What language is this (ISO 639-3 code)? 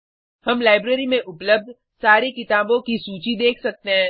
hin